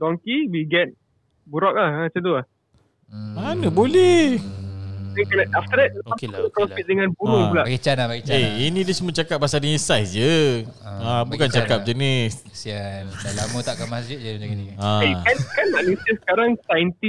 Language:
Malay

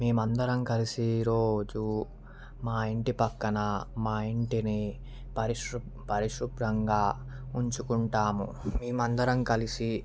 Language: Telugu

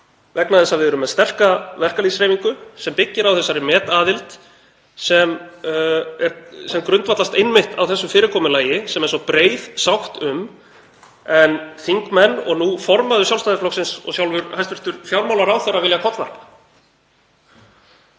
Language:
Icelandic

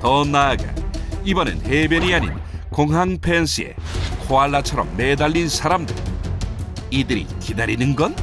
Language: Korean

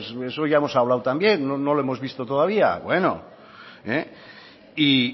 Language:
Spanish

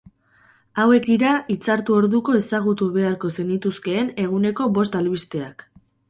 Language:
Basque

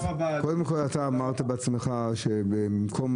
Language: Hebrew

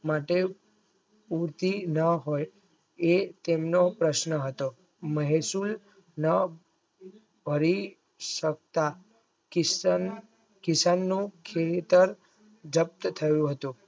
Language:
Gujarati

